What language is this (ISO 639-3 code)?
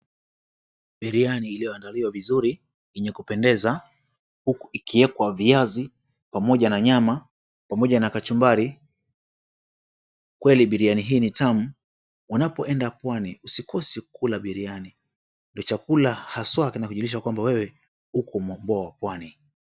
swa